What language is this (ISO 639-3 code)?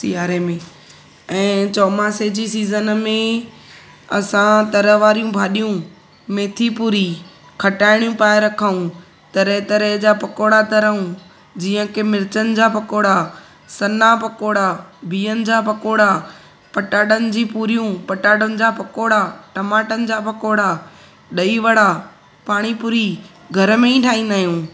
snd